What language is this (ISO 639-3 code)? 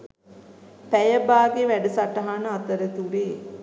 sin